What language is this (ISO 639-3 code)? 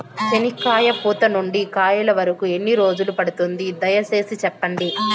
tel